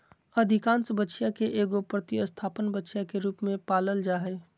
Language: Magahi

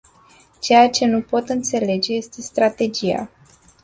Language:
Romanian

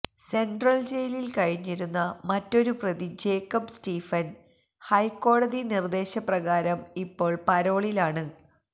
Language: Malayalam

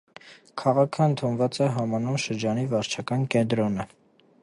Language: Armenian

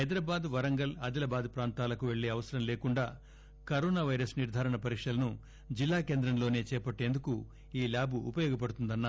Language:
Telugu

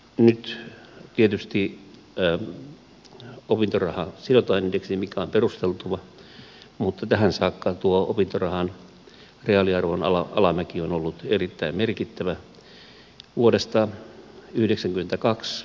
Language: Finnish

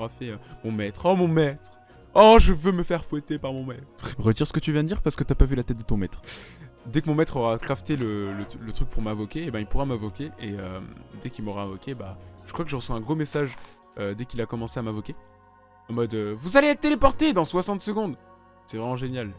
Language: French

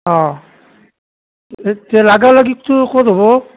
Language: Assamese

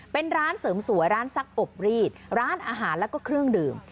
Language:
Thai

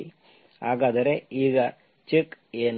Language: Kannada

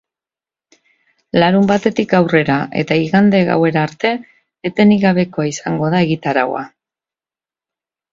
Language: Basque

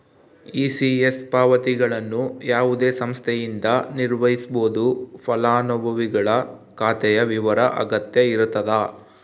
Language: Kannada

